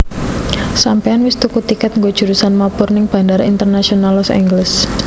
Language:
Javanese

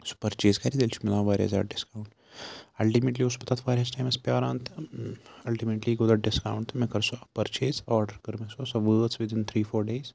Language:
Kashmiri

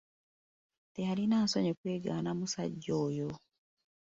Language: Ganda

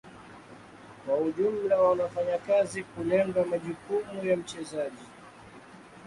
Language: Swahili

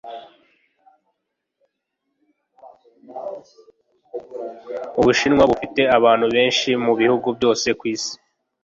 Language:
Kinyarwanda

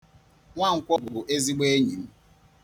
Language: Igbo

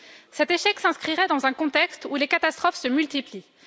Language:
French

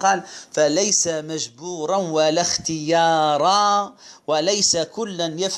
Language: Arabic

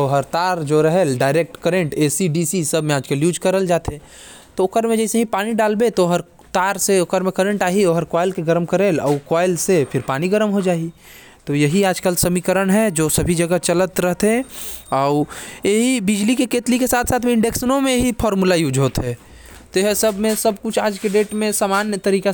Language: Korwa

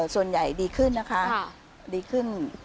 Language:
Thai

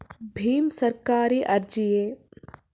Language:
Kannada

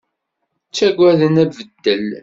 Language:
Kabyle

